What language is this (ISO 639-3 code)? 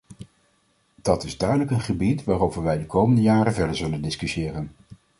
nld